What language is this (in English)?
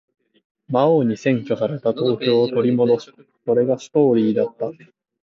Japanese